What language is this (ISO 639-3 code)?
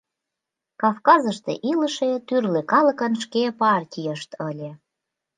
chm